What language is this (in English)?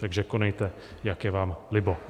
Czech